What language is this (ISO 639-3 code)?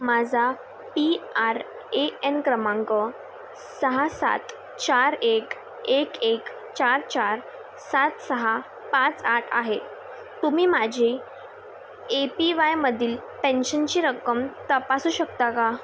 mar